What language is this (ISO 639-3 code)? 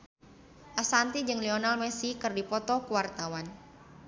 sun